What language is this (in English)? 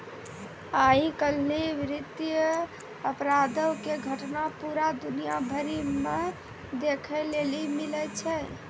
Maithili